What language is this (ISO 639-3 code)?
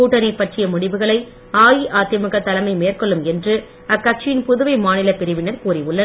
tam